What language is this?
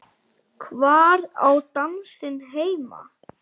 Icelandic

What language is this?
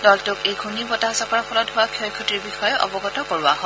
Assamese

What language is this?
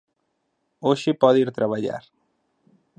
Galician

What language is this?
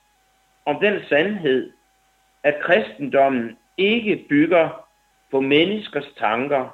Danish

